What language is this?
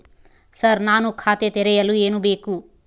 Kannada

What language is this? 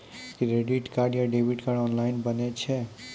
Maithili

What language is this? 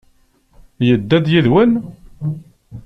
Kabyle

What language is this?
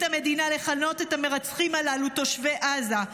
Hebrew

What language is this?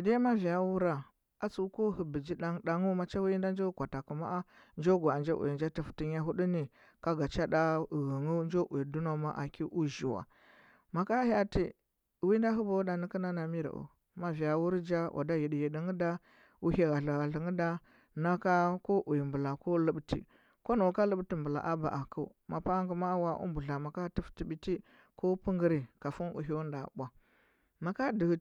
Huba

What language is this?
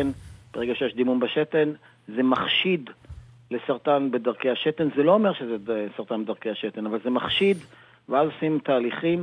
Hebrew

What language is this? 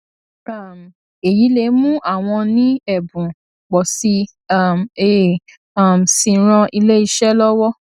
Yoruba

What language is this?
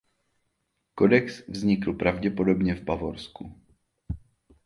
Czech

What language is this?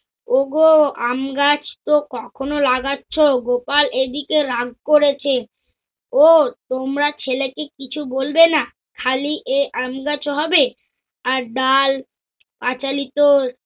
Bangla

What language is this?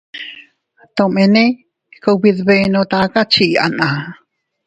Teutila Cuicatec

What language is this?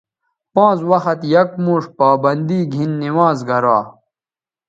Bateri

